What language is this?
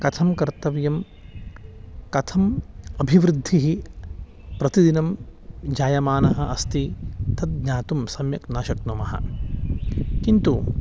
Sanskrit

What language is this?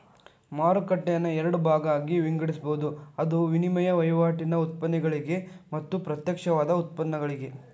Kannada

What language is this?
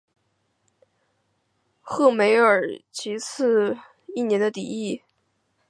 Chinese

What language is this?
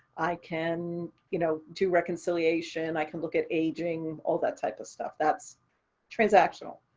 English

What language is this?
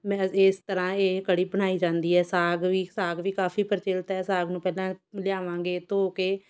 Punjabi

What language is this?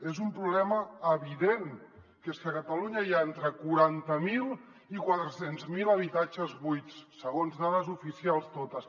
Catalan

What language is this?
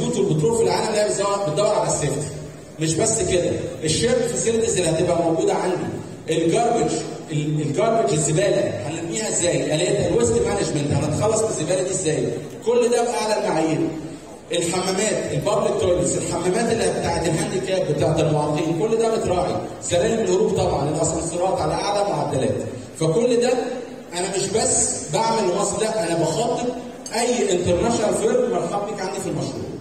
Arabic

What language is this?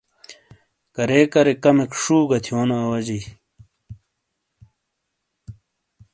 Shina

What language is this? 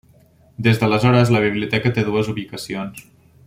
Catalan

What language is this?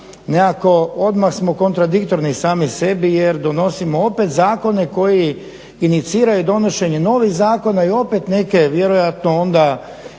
Croatian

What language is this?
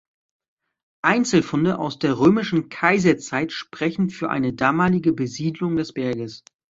German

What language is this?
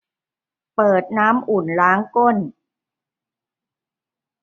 Thai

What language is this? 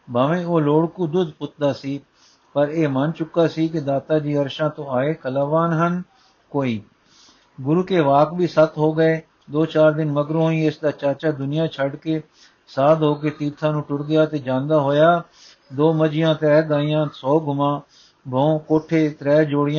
Punjabi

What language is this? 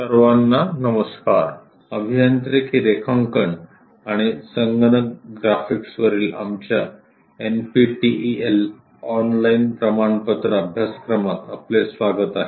Marathi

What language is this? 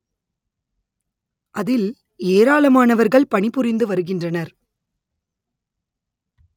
Tamil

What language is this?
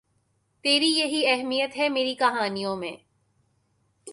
Urdu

